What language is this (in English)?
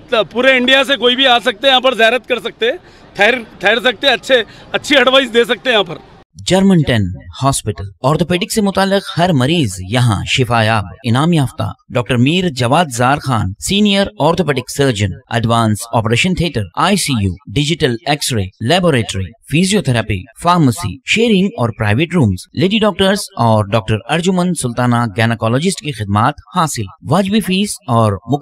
Hindi